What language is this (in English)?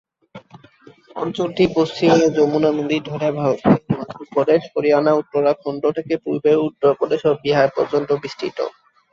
Bangla